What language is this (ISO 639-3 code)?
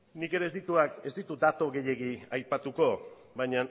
eus